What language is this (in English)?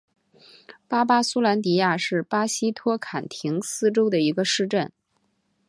Chinese